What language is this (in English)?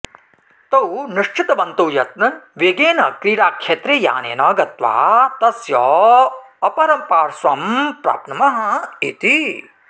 Sanskrit